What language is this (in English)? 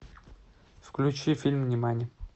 Russian